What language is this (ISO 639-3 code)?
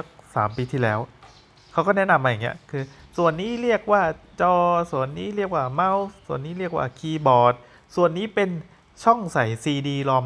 tha